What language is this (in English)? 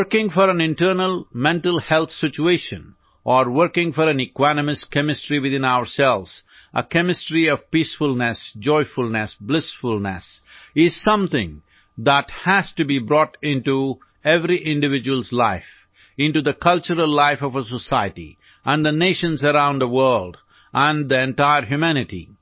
Odia